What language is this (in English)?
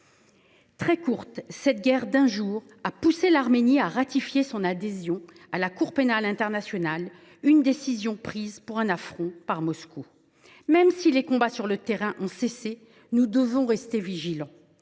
French